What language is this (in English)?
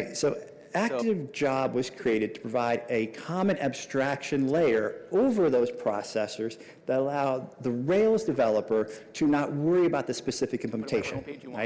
English